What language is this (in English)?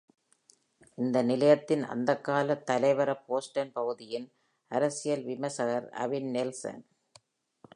Tamil